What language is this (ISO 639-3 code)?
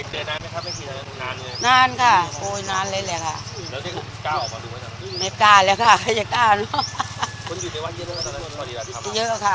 tha